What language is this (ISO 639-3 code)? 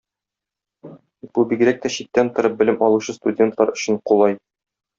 tat